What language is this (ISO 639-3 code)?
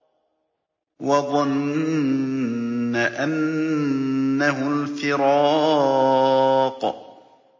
ara